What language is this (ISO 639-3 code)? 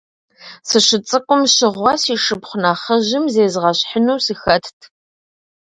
kbd